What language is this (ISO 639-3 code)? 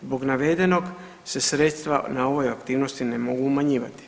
hrv